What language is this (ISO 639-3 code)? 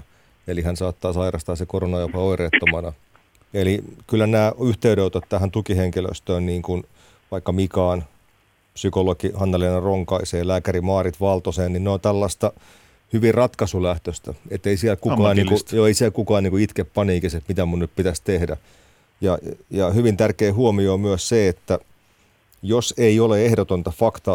fin